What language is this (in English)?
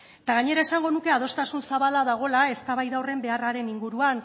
Basque